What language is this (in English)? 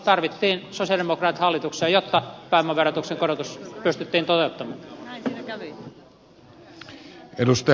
Finnish